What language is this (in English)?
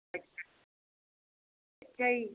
Punjabi